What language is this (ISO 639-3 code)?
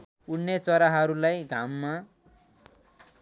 nep